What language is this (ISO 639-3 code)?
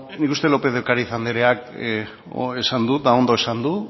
eus